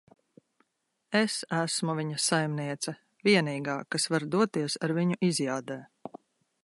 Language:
Latvian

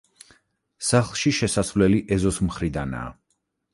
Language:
Georgian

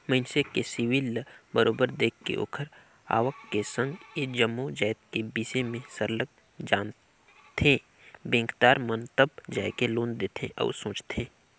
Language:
Chhattisgarhi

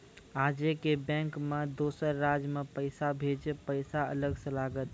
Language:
Maithili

